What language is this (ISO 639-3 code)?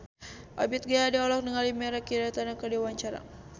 sun